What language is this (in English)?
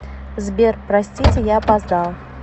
Russian